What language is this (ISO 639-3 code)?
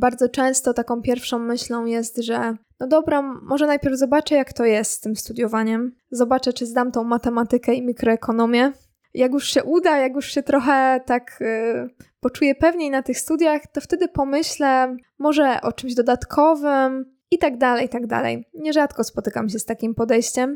pol